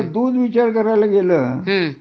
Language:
Marathi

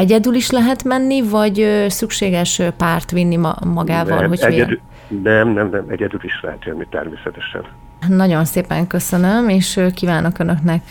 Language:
Hungarian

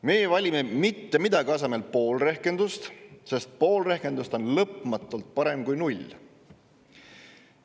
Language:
Estonian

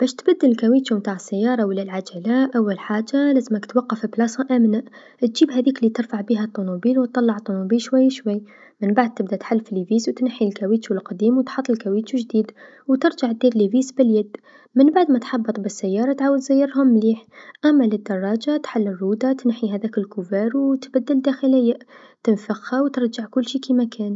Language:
Tunisian Arabic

